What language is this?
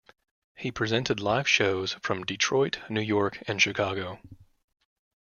English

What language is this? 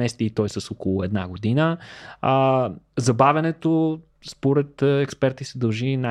Bulgarian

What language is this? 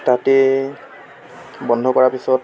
Assamese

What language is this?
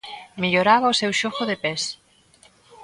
Galician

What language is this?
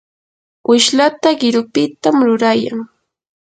Yanahuanca Pasco Quechua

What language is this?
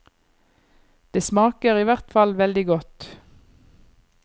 Norwegian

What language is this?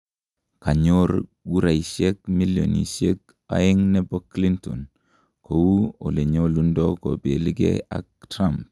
Kalenjin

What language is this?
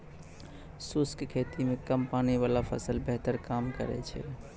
Maithili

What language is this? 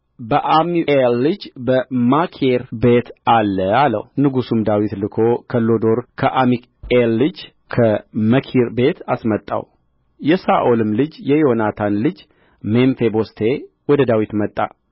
Amharic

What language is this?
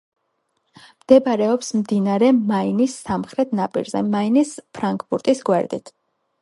Georgian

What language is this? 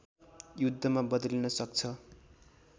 Nepali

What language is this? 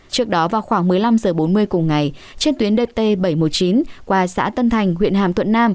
Vietnamese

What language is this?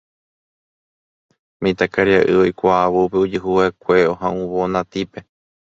Guarani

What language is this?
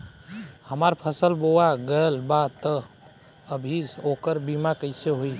Bhojpuri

